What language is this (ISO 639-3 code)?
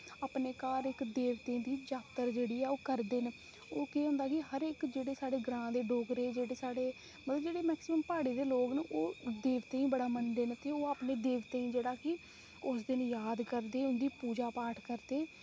doi